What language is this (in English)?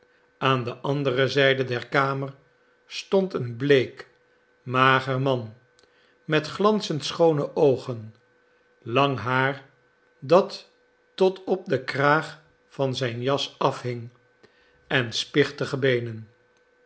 Dutch